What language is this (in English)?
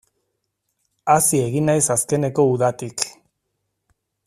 Basque